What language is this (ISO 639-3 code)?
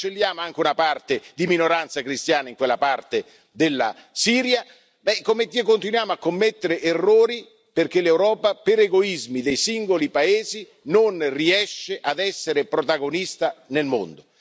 ita